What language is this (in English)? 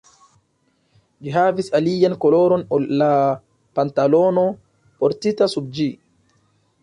Esperanto